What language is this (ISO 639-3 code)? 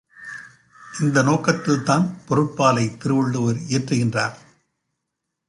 tam